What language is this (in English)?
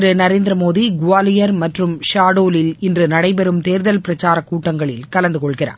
Tamil